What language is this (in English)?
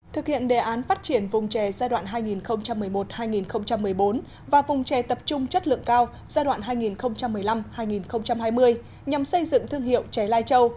Vietnamese